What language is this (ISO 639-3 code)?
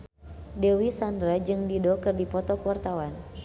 sun